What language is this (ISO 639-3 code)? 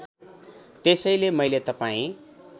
nep